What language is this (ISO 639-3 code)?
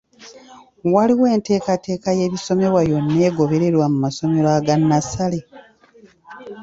lug